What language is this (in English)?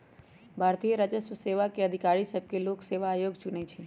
Magahi